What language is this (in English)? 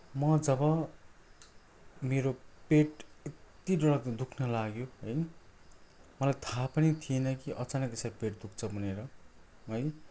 Nepali